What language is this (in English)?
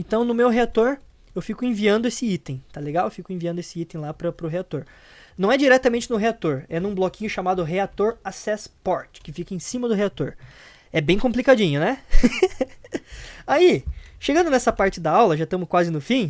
Portuguese